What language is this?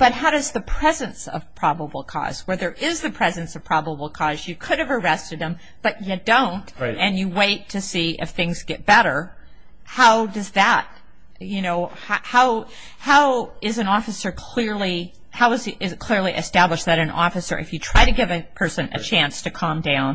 English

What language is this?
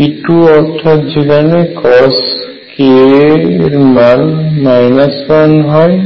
Bangla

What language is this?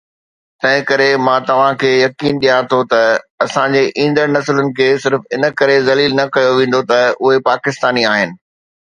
Sindhi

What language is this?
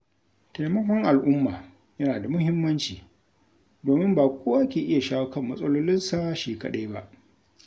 Hausa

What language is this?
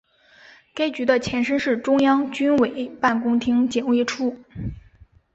Chinese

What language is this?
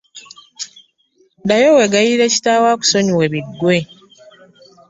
Ganda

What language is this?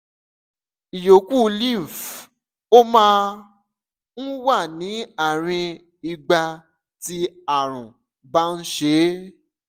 Yoruba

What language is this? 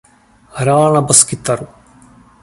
Czech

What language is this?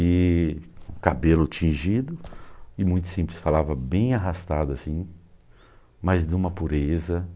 Portuguese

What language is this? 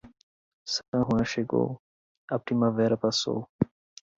Portuguese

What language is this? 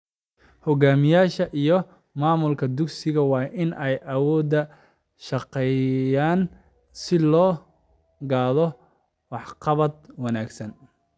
Somali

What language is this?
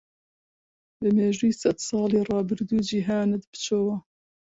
Central Kurdish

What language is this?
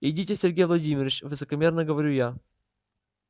Russian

